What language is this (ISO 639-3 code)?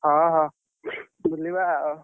ori